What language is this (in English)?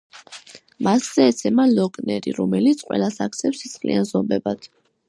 Georgian